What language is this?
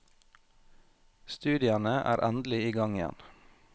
Norwegian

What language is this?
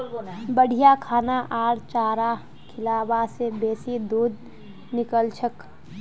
Magahi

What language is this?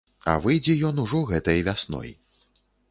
Belarusian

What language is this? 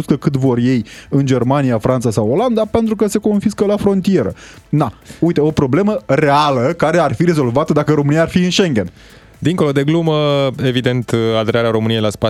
Romanian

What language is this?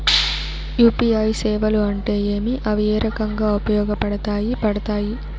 Telugu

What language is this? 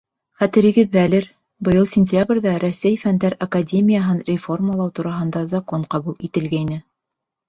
Bashkir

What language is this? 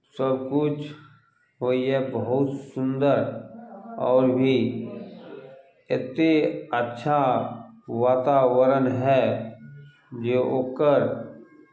Maithili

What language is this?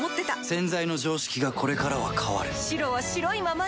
Japanese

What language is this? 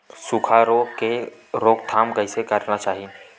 Chhattisgarhi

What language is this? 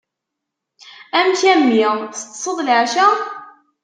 Kabyle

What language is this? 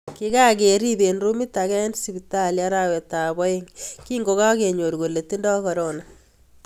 Kalenjin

